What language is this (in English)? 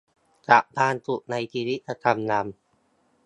Thai